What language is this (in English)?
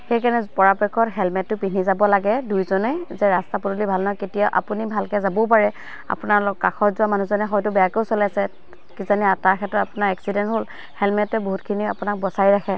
Assamese